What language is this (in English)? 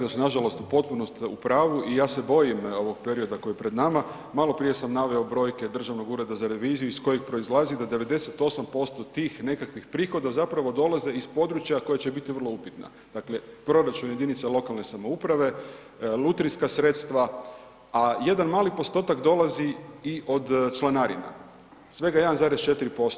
Croatian